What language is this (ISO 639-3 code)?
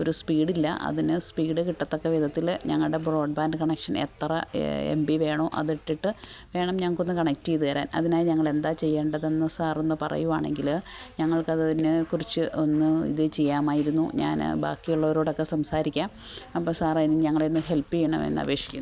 mal